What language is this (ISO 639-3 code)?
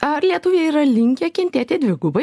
lit